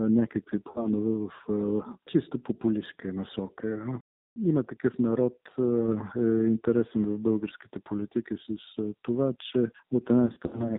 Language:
Bulgarian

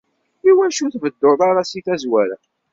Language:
Kabyle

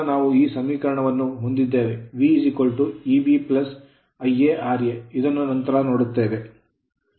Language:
Kannada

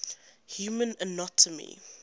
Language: English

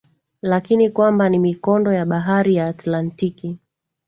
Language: Swahili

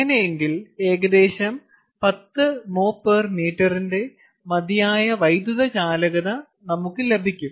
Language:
Malayalam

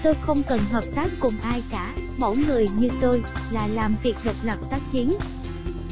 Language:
Vietnamese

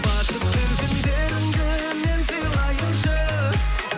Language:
Kazakh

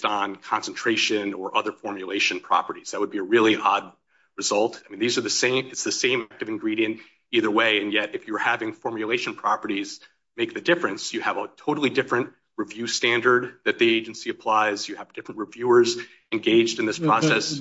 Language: English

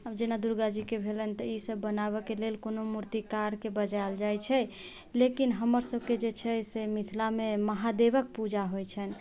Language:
Maithili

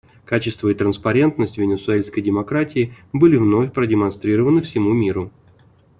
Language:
Russian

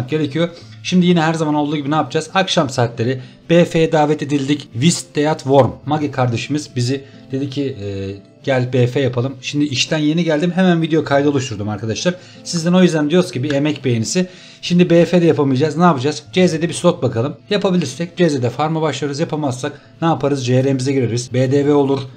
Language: Turkish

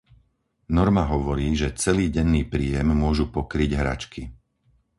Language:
Slovak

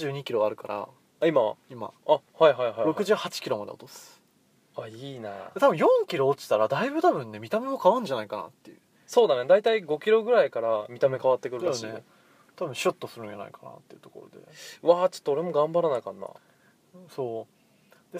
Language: Japanese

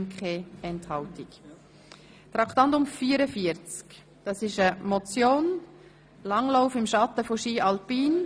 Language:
Swiss German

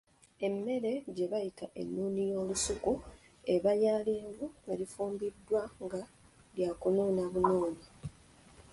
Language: Ganda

